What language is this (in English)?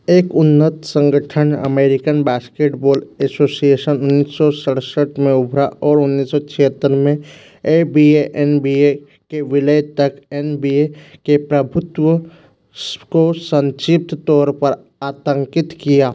Hindi